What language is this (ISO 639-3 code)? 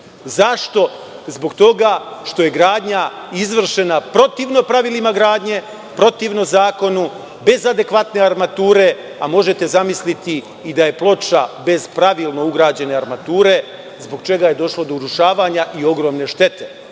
srp